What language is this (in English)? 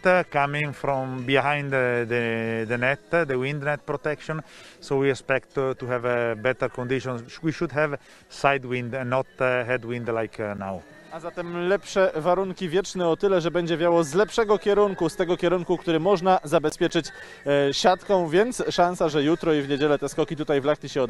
Polish